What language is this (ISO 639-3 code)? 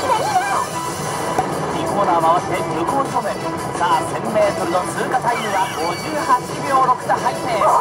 jpn